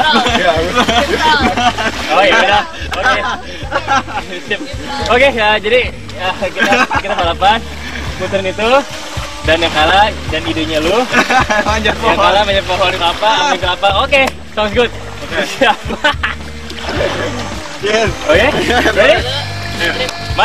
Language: Indonesian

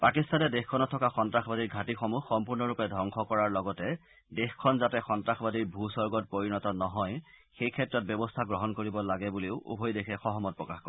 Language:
Assamese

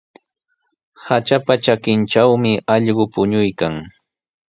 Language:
Sihuas Ancash Quechua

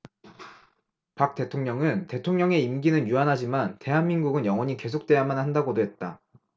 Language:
Korean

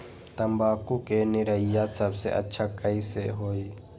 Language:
Magahi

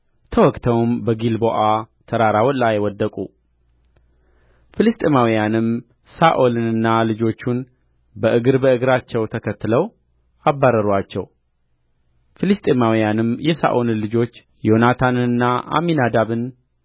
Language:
Amharic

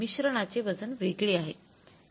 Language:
Marathi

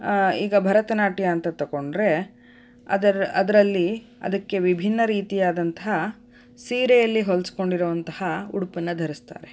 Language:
Kannada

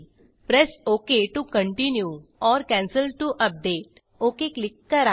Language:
Marathi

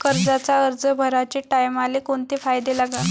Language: Marathi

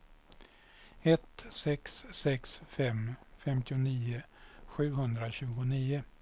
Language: Swedish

